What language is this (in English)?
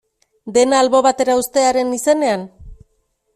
Basque